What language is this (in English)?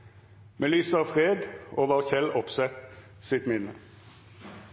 Norwegian Nynorsk